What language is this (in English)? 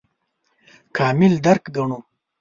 Pashto